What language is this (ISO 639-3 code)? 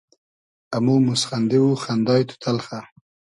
haz